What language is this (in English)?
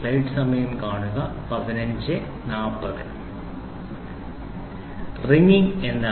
Malayalam